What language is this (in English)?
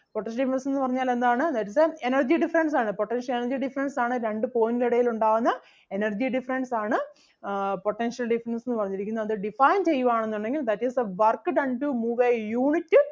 Malayalam